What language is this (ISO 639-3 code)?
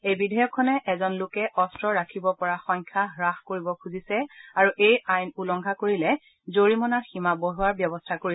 asm